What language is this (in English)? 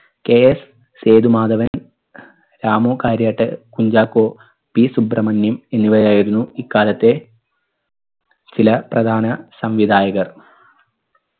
Malayalam